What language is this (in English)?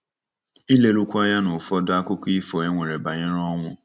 Igbo